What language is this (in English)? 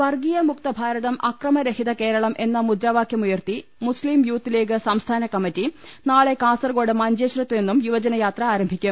Malayalam